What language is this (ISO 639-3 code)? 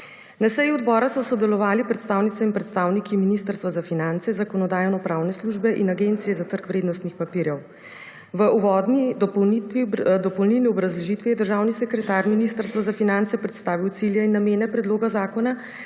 slv